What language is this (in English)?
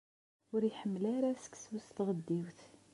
Kabyle